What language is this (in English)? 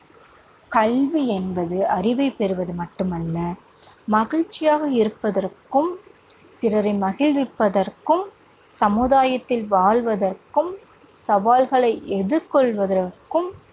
Tamil